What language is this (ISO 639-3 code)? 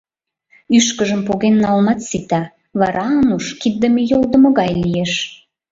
chm